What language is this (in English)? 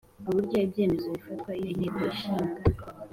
Kinyarwanda